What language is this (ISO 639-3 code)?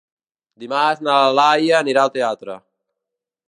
cat